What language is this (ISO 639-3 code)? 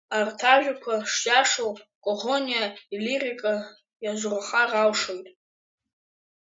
abk